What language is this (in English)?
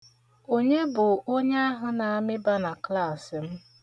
Igbo